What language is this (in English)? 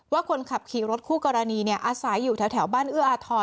Thai